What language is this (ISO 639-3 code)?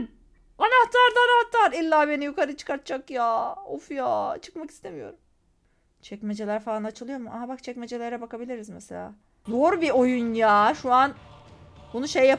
tur